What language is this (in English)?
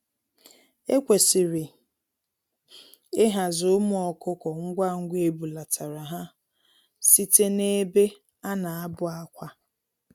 Igbo